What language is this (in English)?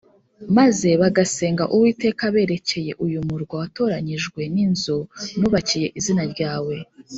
Kinyarwanda